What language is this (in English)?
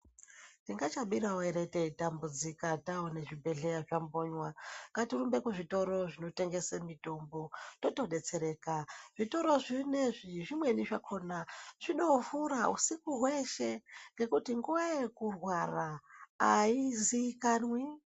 Ndau